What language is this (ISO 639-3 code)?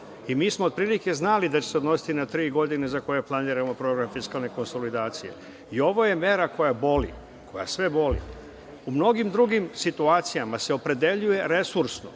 srp